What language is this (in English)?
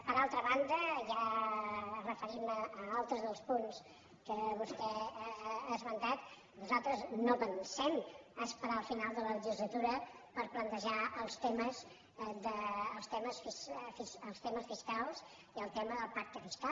Catalan